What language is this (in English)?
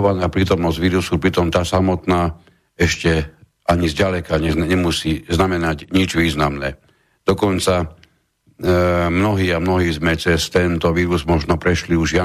Slovak